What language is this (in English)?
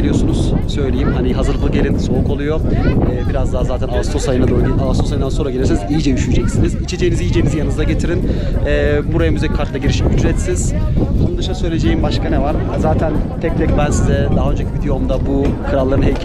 Turkish